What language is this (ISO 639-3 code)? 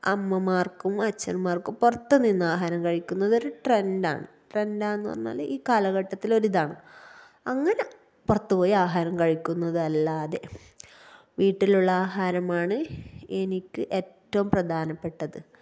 mal